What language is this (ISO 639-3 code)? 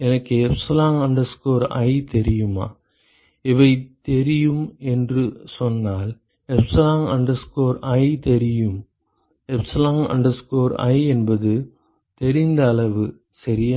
tam